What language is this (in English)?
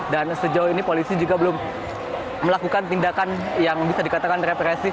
Indonesian